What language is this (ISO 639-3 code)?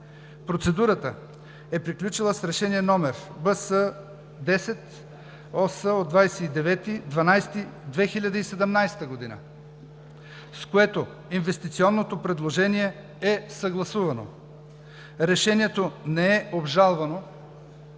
bul